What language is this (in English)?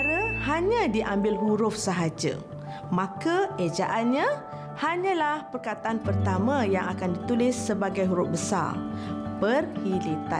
Malay